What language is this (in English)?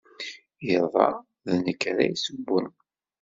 Kabyle